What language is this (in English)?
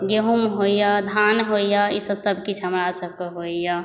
Maithili